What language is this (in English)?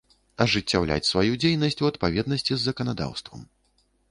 Belarusian